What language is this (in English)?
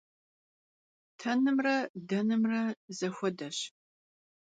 Kabardian